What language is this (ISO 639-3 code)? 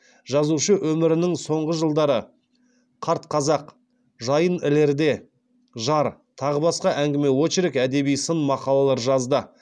kaz